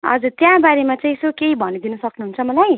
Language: Nepali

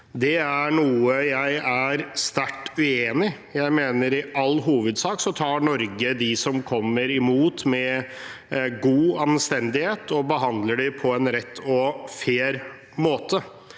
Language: Norwegian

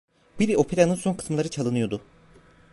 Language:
Turkish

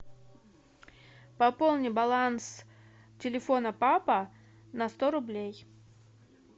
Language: Russian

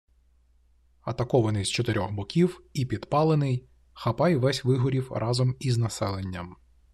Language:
Ukrainian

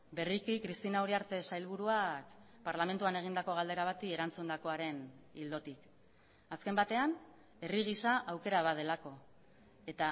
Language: Basque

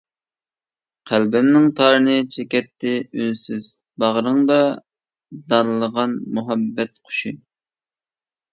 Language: Uyghur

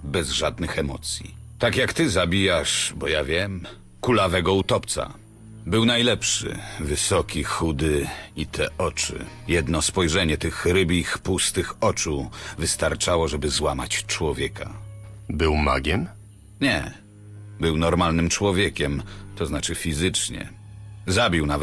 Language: Polish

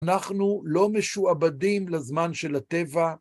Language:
Hebrew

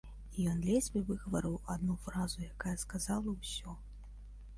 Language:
Belarusian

